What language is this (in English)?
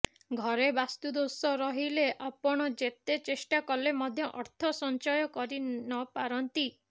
Odia